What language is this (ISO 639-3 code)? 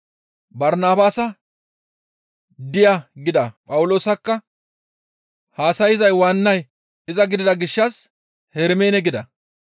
gmv